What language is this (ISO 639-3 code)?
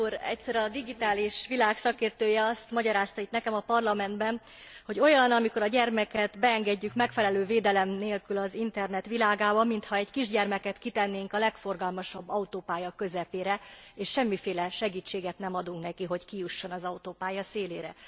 hun